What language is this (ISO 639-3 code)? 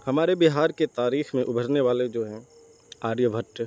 urd